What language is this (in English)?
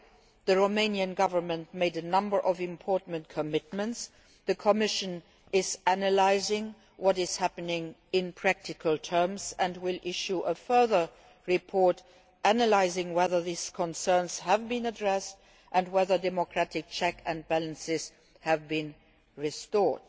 English